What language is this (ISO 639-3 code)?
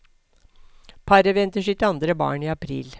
nor